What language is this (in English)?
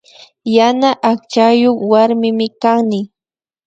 Imbabura Highland Quichua